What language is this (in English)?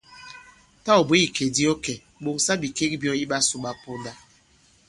Bankon